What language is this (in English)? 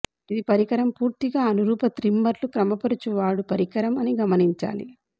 Telugu